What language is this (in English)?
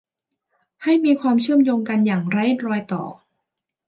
Thai